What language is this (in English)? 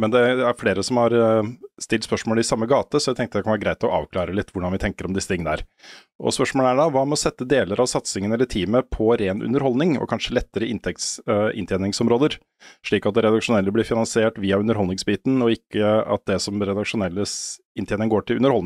Norwegian